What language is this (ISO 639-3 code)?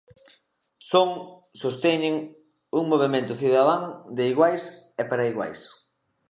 glg